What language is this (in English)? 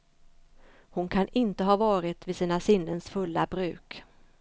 Swedish